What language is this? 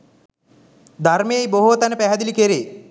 Sinhala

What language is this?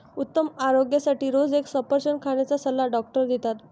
Marathi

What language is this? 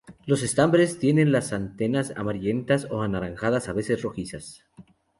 Spanish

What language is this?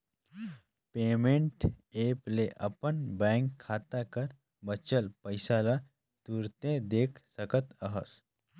Chhattisgarhi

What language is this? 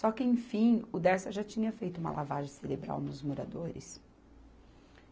Portuguese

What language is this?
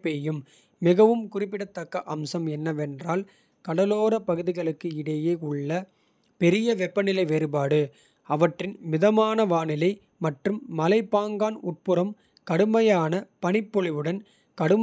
Kota (India)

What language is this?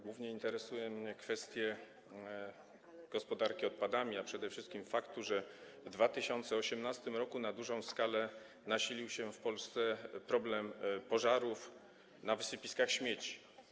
Polish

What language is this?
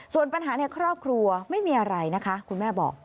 Thai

